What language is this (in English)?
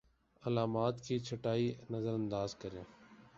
Urdu